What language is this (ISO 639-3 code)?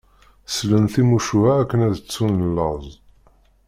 kab